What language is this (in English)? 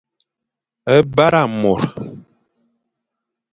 Fang